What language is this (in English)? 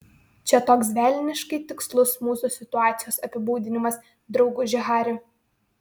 Lithuanian